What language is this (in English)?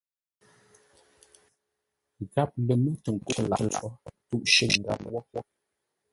Ngombale